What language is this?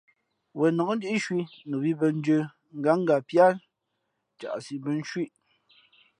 Fe'fe'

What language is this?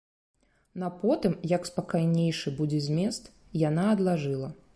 Belarusian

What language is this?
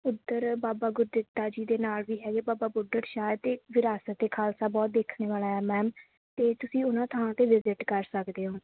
Punjabi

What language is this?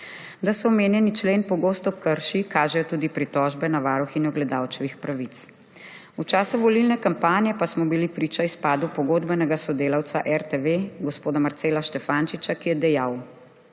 Slovenian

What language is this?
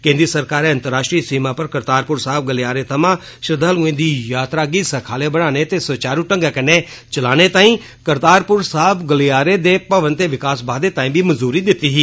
Dogri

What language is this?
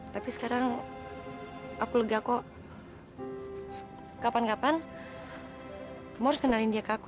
Indonesian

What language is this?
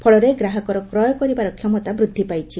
Odia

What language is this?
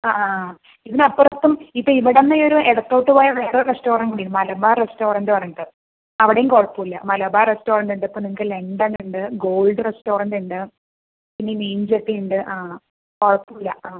Malayalam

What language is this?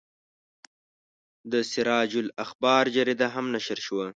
Pashto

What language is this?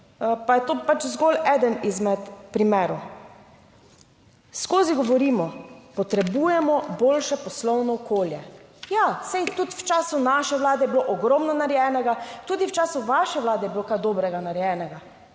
Slovenian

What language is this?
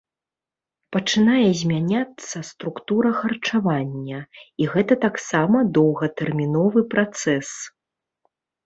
Belarusian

